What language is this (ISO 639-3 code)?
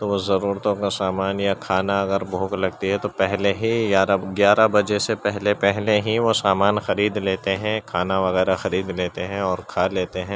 urd